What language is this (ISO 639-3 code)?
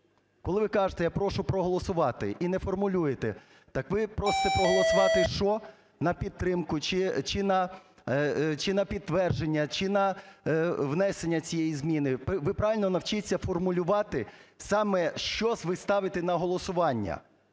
ukr